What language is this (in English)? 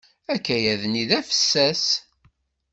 Kabyle